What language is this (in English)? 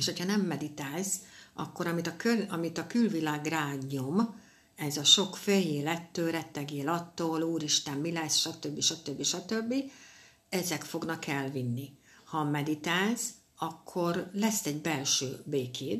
Hungarian